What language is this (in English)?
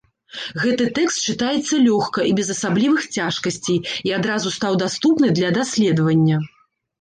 Belarusian